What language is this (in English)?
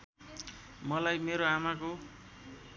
Nepali